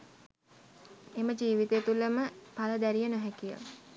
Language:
Sinhala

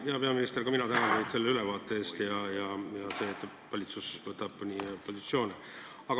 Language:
Estonian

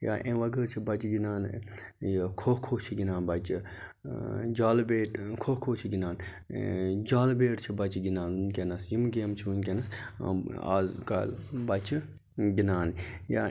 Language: Kashmiri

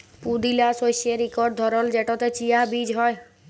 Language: Bangla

